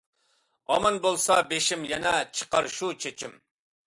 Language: Uyghur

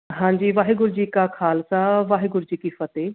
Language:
Punjabi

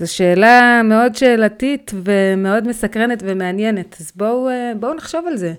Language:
Hebrew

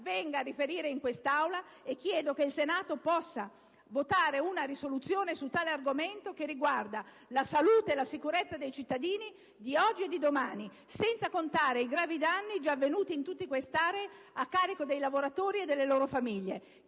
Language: Italian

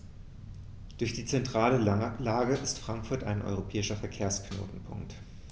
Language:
German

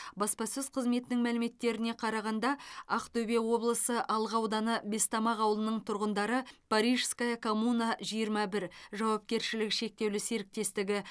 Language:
Kazakh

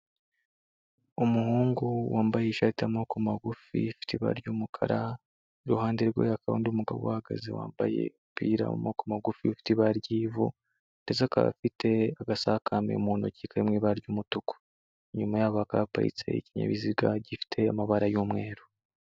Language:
Kinyarwanda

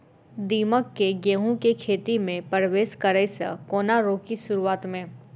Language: Maithili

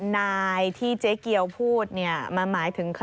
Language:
Thai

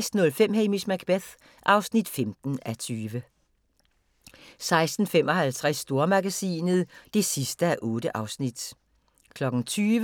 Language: Danish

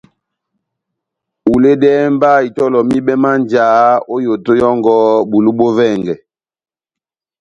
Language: Batanga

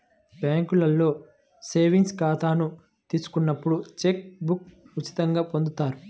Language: Telugu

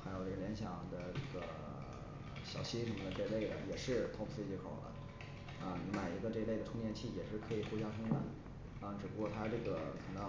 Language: Chinese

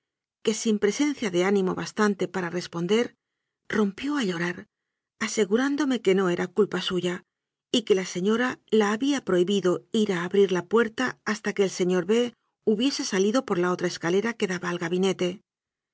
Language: Spanish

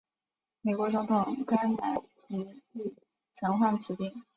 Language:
Chinese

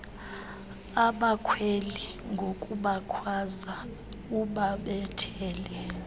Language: Xhosa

